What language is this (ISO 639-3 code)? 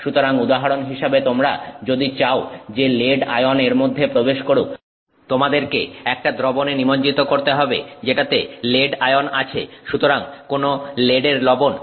ben